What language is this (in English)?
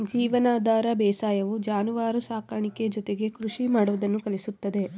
Kannada